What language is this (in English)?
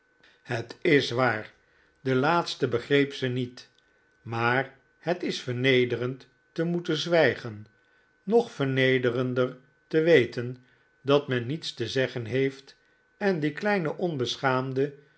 Dutch